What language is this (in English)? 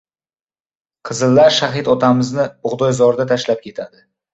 Uzbek